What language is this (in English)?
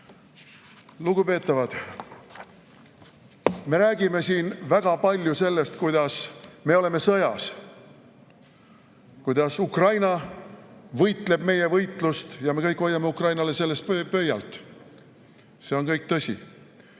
Estonian